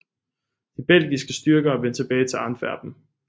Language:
Danish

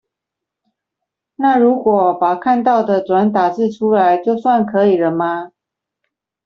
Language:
Chinese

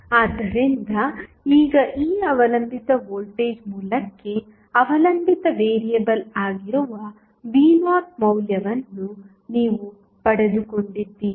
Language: Kannada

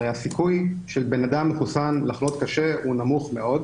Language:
Hebrew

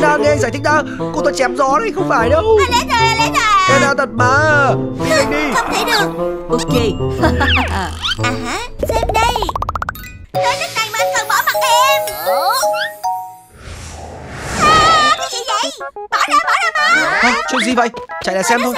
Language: Vietnamese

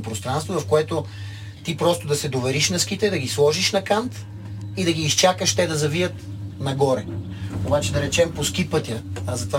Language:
Bulgarian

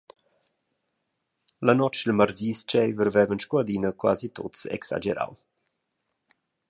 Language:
Romansh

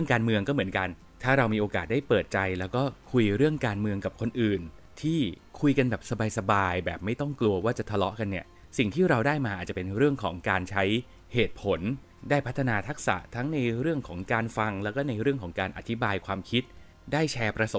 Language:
Thai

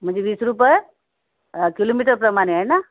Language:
Marathi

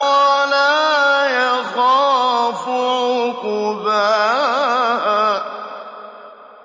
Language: Arabic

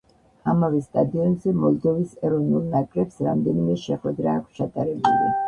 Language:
Georgian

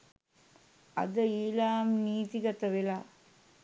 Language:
Sinhala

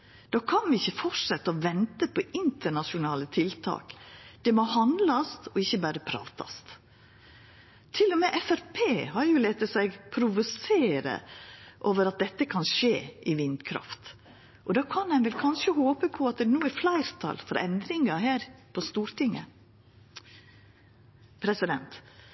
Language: Norwegian Nynorsk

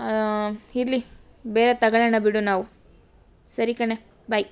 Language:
Kannada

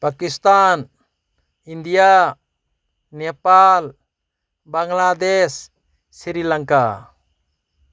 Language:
Manipuri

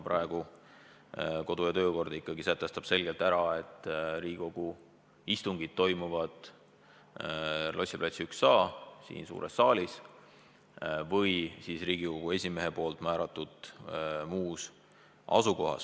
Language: Estonian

